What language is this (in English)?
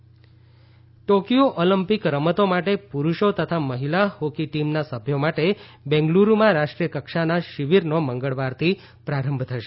Gujarati